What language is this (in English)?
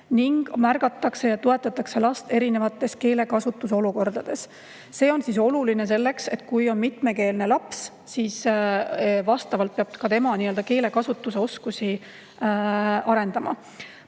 Estonian